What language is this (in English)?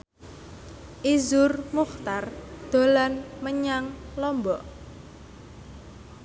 Javanese